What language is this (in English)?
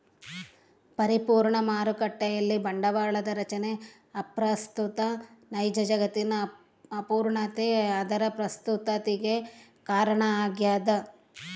Kannada